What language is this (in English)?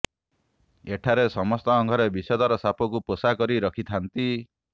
Odia